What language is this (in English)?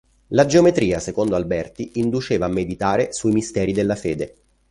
Italian